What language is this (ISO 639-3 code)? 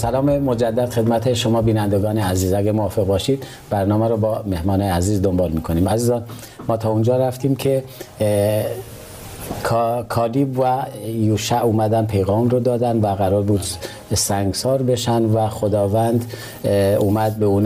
fas